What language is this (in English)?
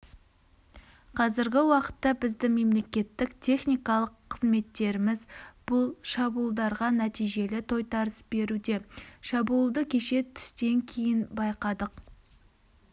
Kazakh